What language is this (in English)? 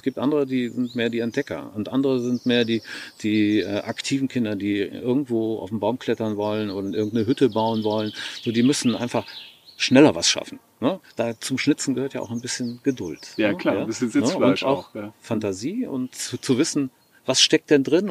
German